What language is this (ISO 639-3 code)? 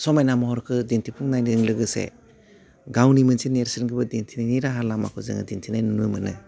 brx